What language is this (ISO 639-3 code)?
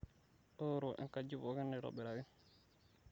mas